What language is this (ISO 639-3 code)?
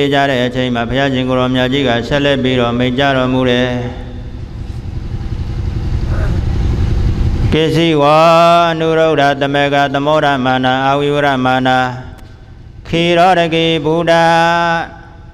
ind